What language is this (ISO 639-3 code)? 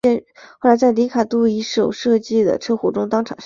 zho